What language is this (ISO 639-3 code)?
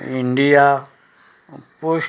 kok